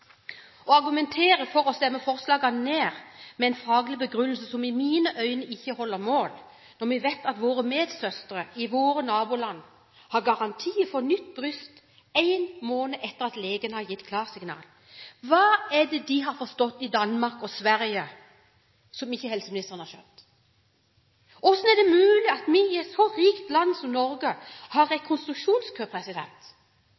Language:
Norwegian Bokmål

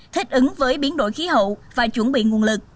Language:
Vietnamese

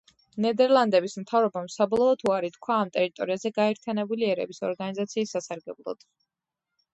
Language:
Georgian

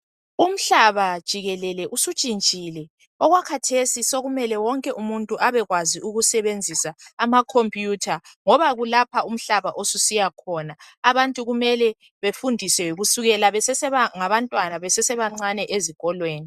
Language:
North Ndebele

